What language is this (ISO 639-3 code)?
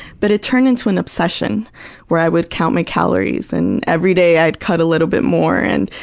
eng